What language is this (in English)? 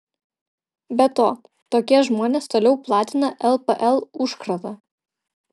Lithuanian